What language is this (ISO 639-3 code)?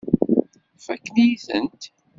kab